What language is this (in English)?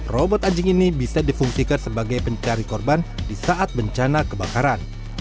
Indonesian